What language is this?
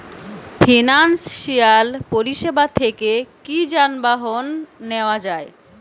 Bangla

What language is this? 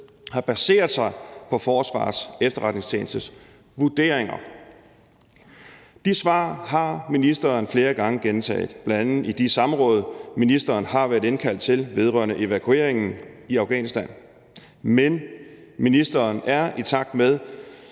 Danish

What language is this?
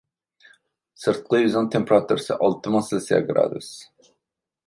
Uyghur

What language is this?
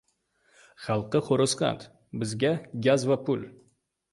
Uzbek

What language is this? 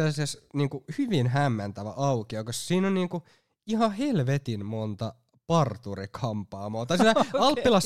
Finnish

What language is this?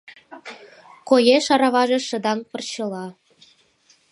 Mari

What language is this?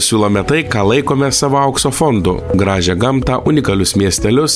Lithuanian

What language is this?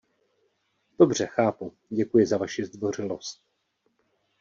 Czech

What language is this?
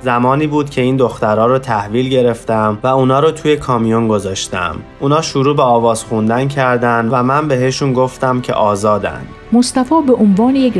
Persian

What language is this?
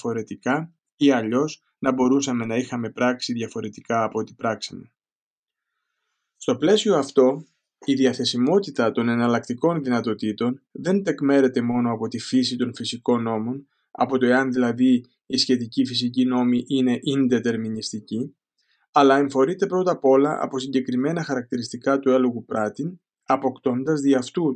Greek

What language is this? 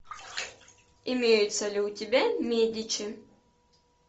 Russian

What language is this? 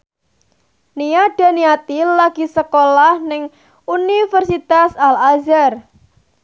Javanese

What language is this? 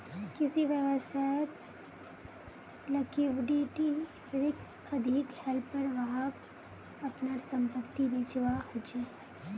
Magahi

